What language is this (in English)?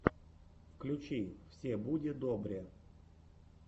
Russian